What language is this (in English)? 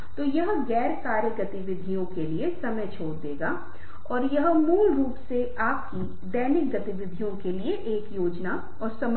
Hindi